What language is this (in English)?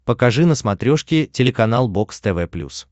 Russian